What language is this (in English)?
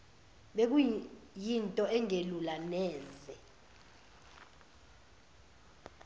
Zulu